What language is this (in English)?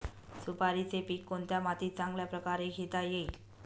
Marathi